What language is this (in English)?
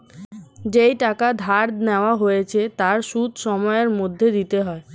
Bangla